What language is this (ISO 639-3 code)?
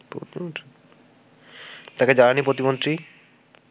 ben